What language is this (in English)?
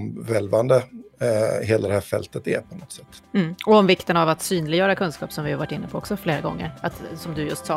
Swedish